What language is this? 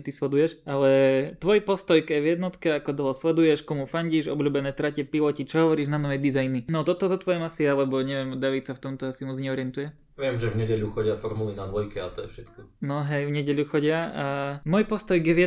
Slovak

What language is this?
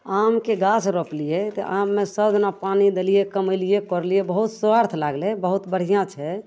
Maithili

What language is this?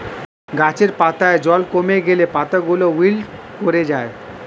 Bangla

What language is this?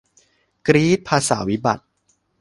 Thai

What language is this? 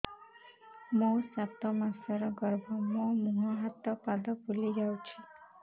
Odia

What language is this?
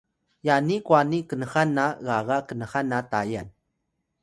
Atayal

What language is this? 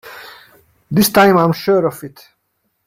English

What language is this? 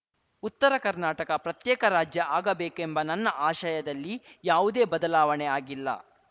Kannada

